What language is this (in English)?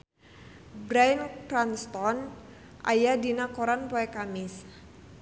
Sundanese